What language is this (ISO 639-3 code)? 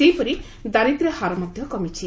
ori